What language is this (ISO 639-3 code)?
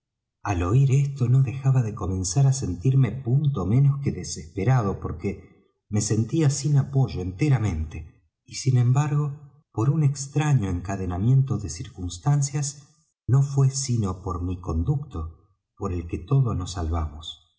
spa